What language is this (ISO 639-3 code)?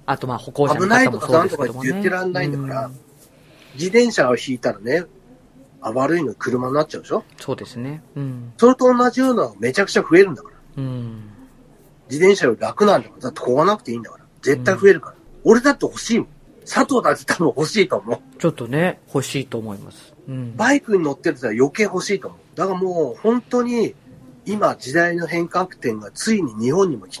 jpn